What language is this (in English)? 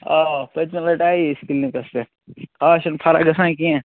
Kashmiri